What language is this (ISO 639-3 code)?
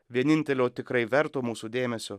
lit